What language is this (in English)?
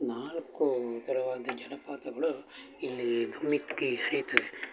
Kannada